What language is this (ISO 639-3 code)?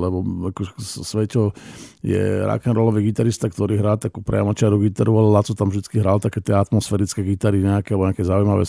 slk